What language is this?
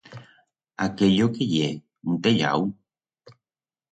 Aragonese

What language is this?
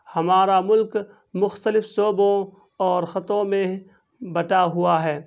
Urdu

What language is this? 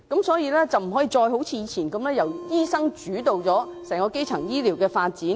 Cantonese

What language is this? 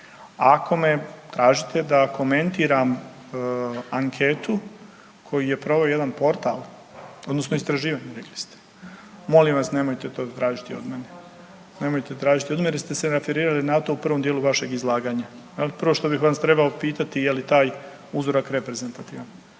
Croatian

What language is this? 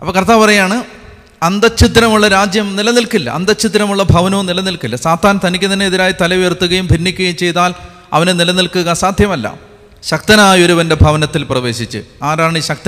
Malayalam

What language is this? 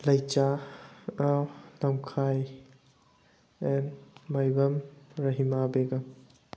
Manipuri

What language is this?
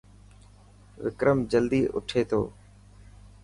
Dhatki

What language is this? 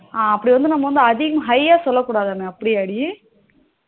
Tamil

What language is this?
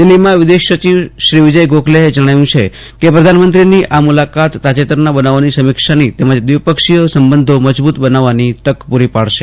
Gujarati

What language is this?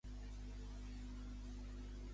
Catalan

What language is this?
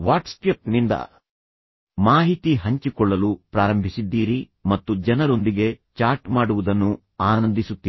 Kannada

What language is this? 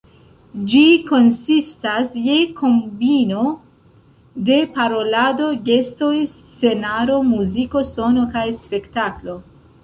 Esperanto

